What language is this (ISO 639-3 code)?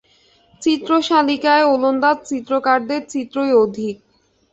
ben